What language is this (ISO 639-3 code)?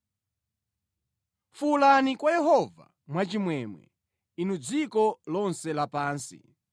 nya